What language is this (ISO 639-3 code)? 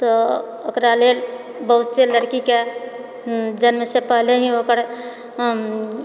mai